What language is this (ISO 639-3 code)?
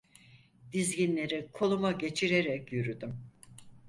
tur